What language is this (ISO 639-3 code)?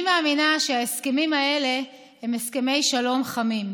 heb